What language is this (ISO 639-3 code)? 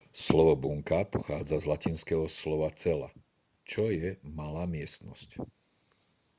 slk